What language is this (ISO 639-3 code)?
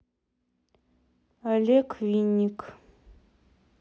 rus